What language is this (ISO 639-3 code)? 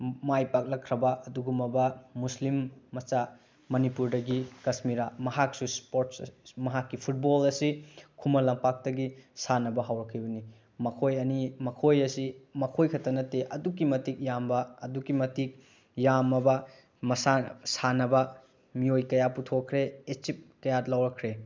mni